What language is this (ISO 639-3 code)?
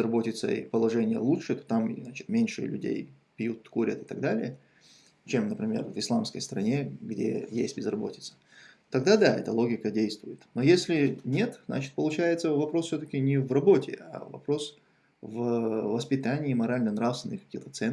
rus